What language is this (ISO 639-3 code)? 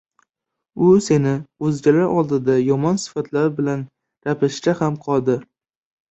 uzb